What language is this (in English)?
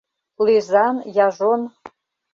Mari